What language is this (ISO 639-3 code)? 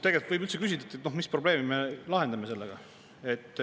est